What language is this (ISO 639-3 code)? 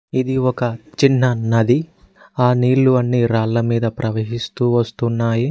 tel